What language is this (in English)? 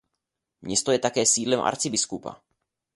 Czech